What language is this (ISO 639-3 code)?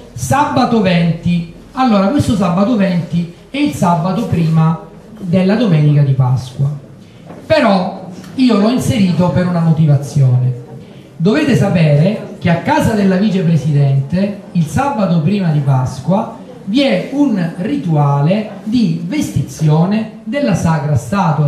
ita